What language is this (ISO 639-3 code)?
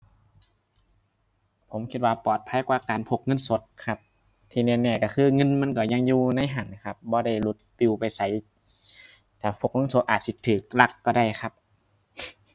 tha